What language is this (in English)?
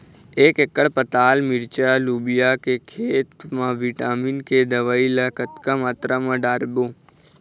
Chhattisgarhi